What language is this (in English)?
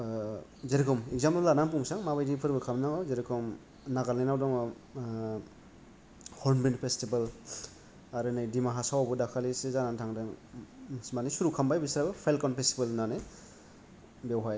Bodo